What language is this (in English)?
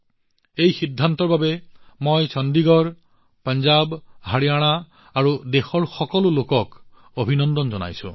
Assamese